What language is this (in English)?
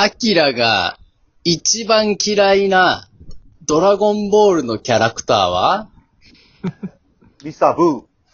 Japanese